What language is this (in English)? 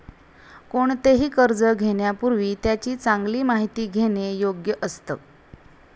Marathi